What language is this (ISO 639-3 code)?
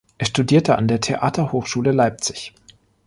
deu